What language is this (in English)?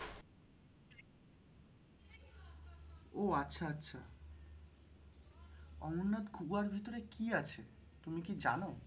Bangla